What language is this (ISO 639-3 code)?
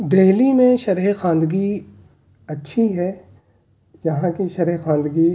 urd